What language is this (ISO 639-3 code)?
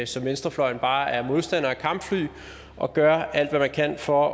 dan